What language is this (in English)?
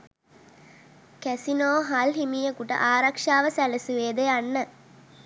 Sinhala